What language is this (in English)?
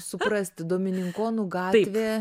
Lithuanian